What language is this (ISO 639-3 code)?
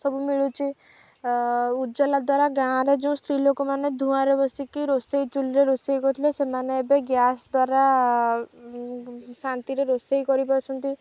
ori